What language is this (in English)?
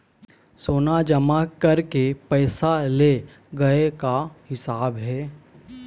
Chhattisgarhi